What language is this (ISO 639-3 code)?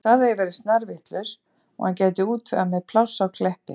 isl